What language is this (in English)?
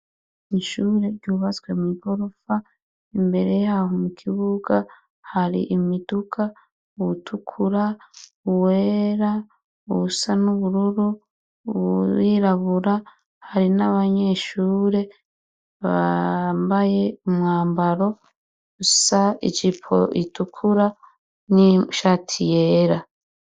Rundi